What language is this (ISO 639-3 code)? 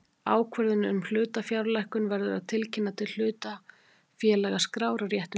isl